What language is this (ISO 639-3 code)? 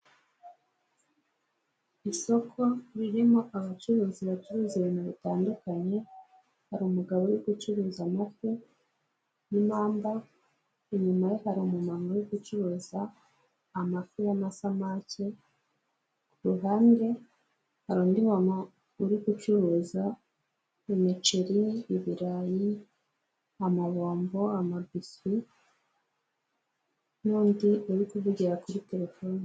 kin